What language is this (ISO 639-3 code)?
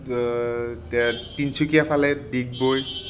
asm